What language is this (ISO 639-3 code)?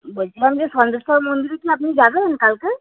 ben